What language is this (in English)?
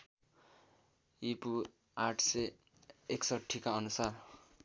Nepali